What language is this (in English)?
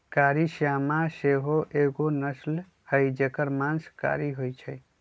Magahi